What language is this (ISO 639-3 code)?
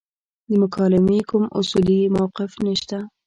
pus